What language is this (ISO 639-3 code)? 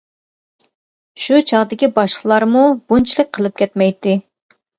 uig